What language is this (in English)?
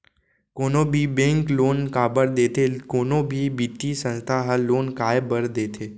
Chhattisgarhi